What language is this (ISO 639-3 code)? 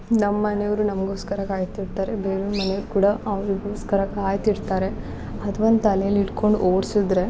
kan